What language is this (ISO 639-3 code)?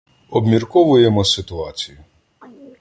ukr